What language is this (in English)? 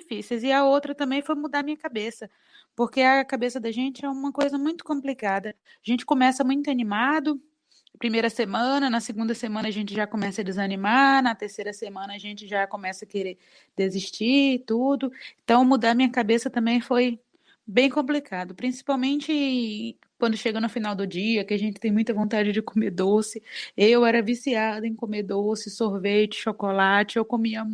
Portuguese